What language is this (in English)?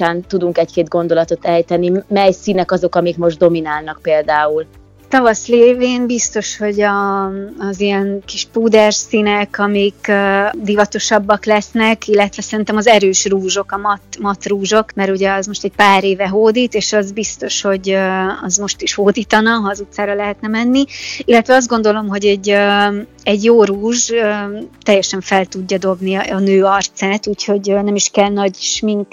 Hungarian